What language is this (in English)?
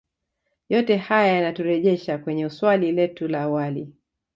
Swahili